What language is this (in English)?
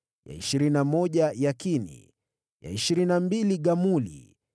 Swahili